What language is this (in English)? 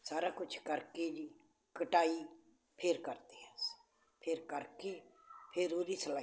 Punjabi